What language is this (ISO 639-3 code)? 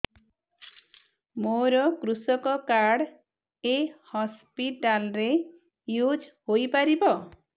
ori